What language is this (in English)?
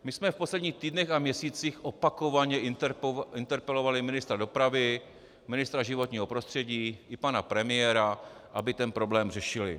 Czech